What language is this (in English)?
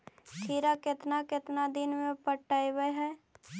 Magahi